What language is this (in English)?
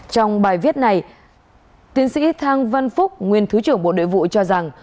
Vietnamese